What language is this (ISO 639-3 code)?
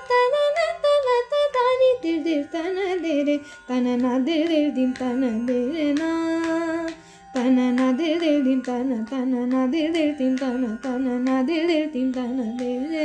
hin